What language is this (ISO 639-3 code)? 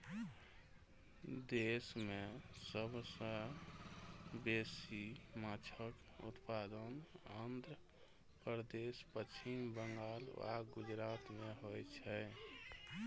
mai